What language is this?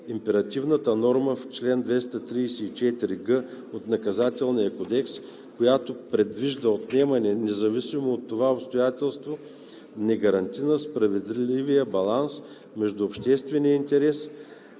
Bulgarian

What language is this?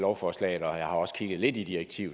Danish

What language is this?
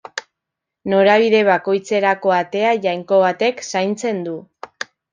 Basque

